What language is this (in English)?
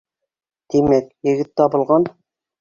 Bashkir